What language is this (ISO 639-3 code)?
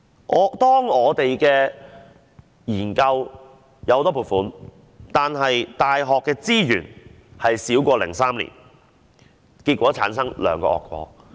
yue